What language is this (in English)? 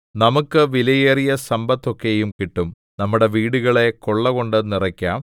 Malayalam